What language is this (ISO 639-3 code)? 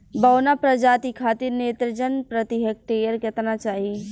bho